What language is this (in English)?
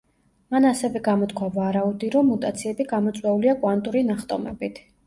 Georgian